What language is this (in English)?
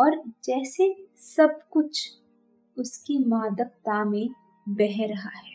Hindi